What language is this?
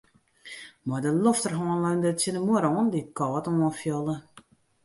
Western Frisian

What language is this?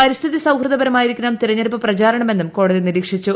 Malayalam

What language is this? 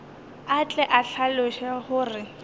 Northern Sotho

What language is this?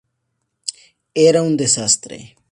Spanish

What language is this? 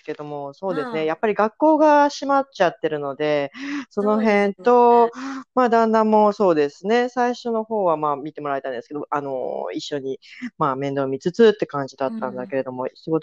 Japanese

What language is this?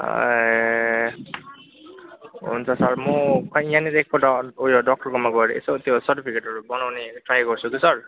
Nepali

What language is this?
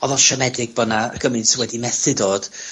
Welsh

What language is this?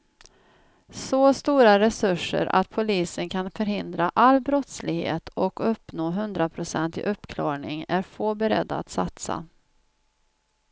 Swedish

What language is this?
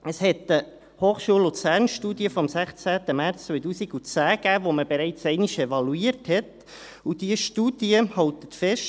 Swiss German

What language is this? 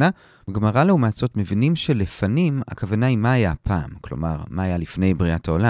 Hebrew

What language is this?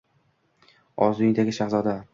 Uzbek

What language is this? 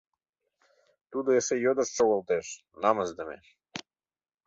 Mari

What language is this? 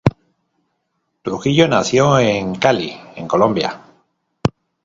Spanish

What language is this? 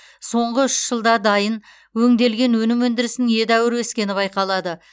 Kazakh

